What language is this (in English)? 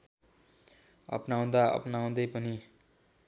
Nepali